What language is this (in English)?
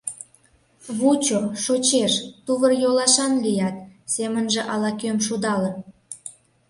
Mari